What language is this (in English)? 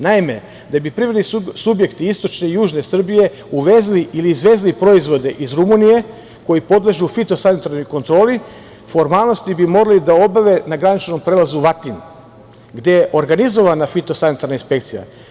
Serbian